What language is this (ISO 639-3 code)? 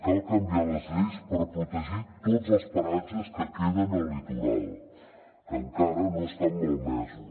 cat